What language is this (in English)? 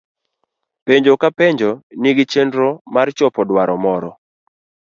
Luo (Kenya and Tanzania)